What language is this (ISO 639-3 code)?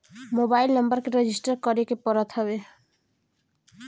bho